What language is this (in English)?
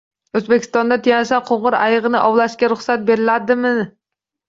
Uzbek